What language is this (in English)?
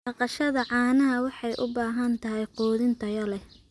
Somali